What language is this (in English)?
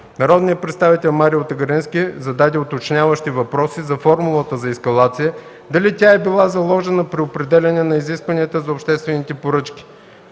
Bulgarian